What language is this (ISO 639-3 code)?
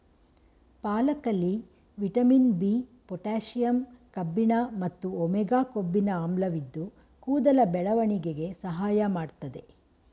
kan